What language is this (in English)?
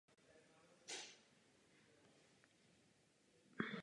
Czech